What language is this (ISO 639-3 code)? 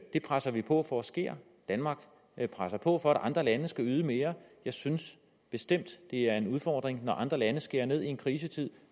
dan